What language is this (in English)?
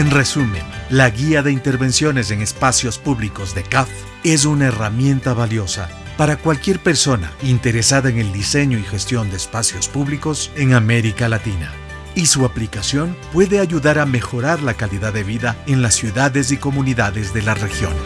Spanish